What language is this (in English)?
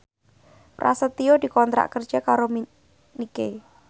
Javanese